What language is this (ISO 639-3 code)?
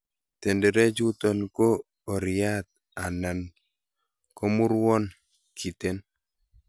kln